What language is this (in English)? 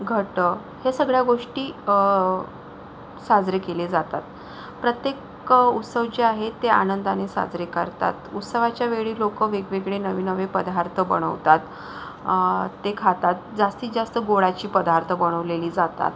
Marathi